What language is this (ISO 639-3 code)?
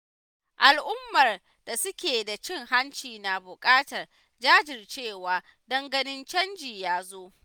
hau